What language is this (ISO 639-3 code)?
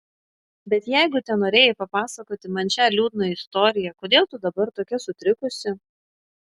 lit